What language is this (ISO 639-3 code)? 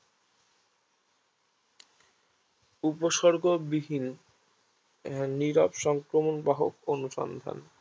ben